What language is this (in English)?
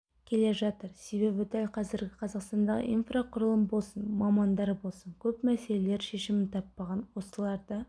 Kazakh